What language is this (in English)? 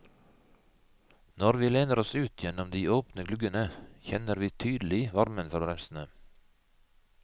Norwegian